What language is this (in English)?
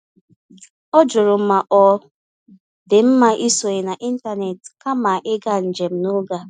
Igbo